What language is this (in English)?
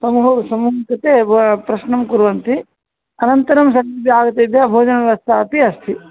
Sanskrit